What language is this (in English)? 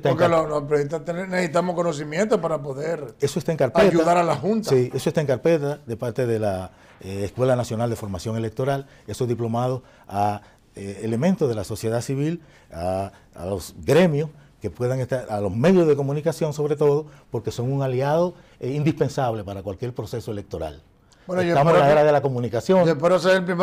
Spanish